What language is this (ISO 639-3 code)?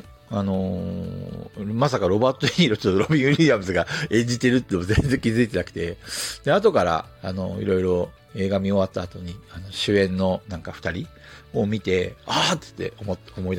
jpn